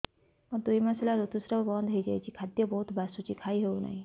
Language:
Odia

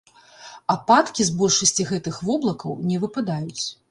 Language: Belarusian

